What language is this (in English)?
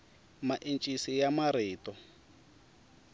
Tsonga